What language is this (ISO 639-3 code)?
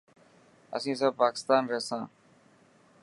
mki